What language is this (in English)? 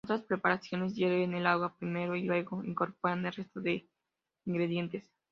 Spanish